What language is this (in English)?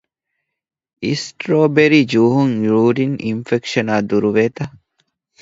Divehi